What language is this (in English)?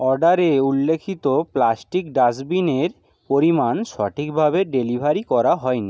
Bangla